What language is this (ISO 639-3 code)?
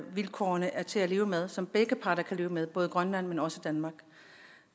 dan